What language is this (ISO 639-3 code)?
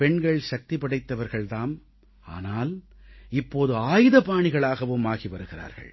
tam